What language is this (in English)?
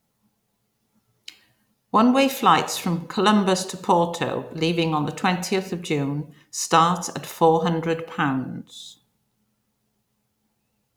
English